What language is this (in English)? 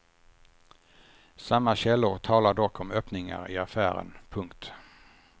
Swedish